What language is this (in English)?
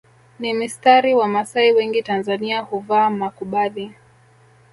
Swahili